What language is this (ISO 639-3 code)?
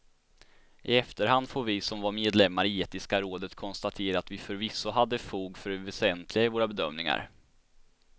swe